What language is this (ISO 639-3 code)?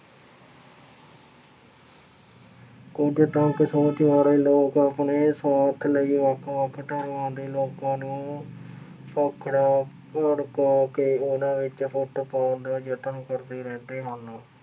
pan